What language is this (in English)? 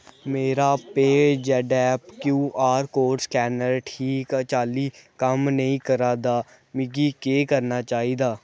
Dogri